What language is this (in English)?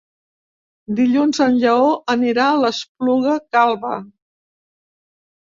Catalan